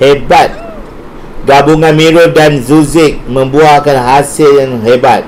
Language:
Malay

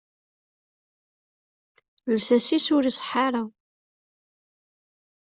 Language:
Kabyle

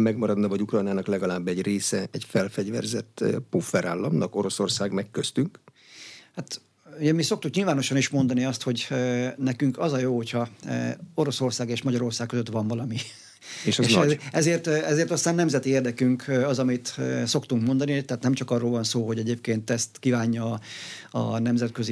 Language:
Hungarian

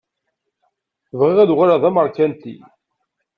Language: Kabyle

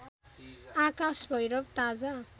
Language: Nepali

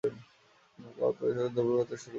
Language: Bangla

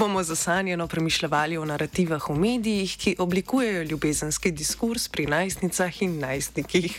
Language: Croatian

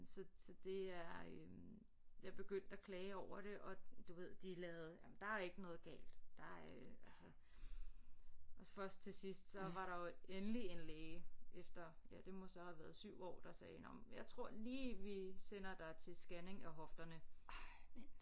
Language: Danish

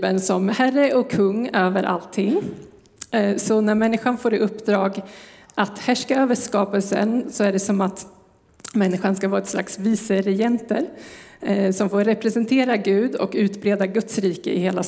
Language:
Swedish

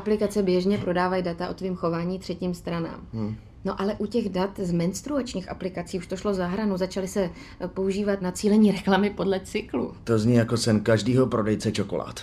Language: Czech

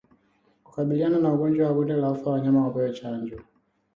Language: Swahili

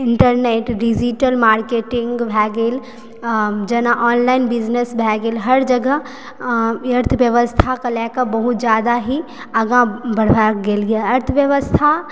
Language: Maithili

